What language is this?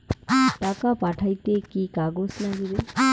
Bangla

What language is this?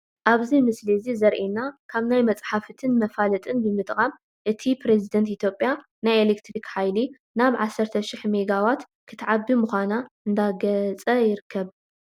Tigrinya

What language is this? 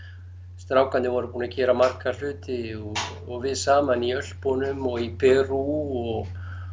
Icelandic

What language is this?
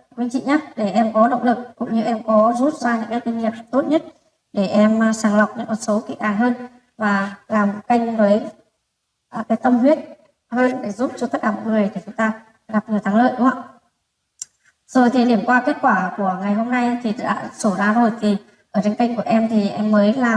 Vietnamese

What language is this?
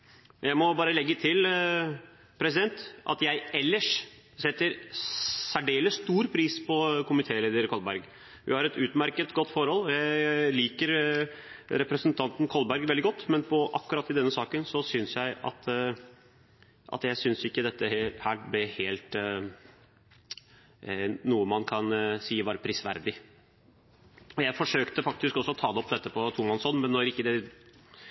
Norwegian Bokmål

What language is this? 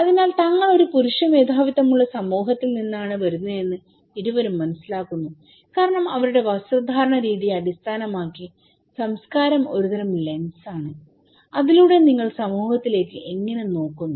Malayalam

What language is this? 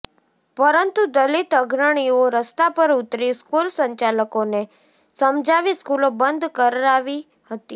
Gujarati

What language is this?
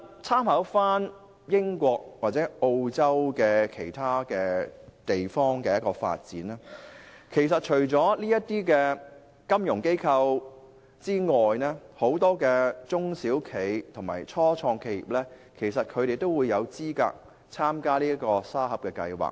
Cantonese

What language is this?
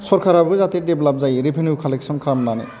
Bodo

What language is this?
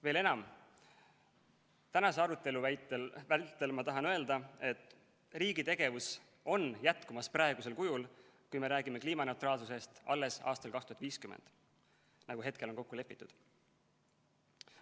Estonian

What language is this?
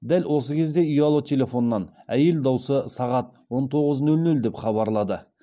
Kazakh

